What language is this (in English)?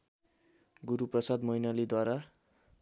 Nepali